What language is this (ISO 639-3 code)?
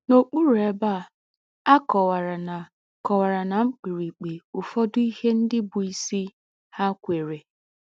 ibo